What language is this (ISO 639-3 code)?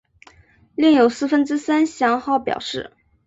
zho